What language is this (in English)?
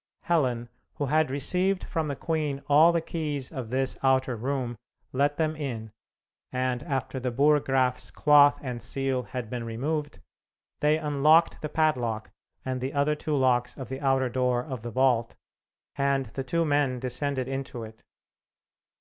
English